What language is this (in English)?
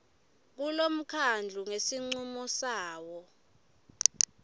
Swati